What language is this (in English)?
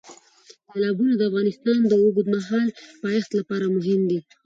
Pashto